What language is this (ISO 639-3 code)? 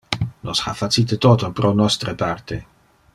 ina